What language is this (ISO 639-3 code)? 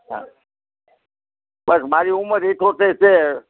guj